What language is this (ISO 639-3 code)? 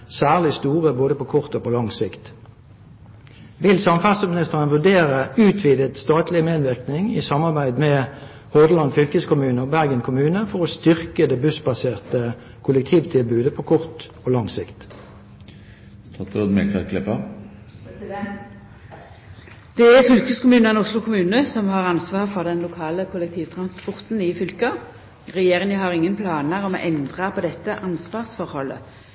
nor